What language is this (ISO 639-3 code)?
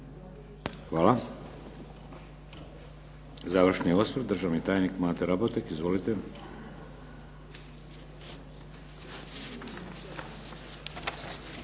hrv